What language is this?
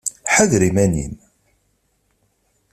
Kabyle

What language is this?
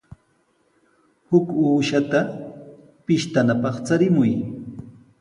Sihuas Ancash Quechua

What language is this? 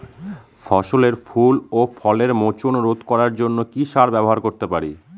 Bangla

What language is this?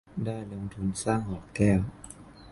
Thai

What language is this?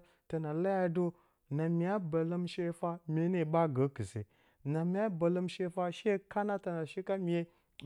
Bacama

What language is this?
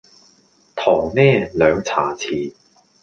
Cantonese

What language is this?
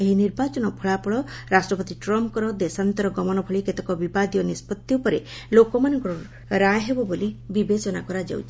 Odia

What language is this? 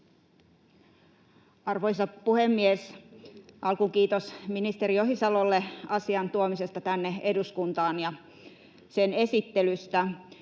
Finnish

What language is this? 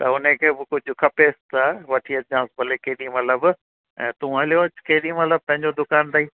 Sindhi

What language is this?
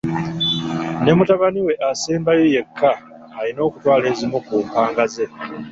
Ganda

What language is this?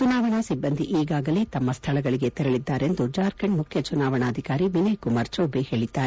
Kannada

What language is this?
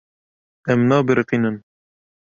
Kurdish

